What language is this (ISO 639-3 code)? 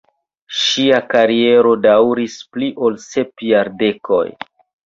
epo